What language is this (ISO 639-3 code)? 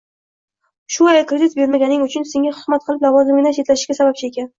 uzb